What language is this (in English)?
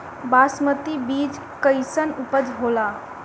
Bhojpuri